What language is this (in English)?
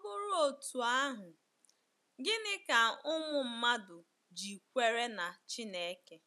Igbo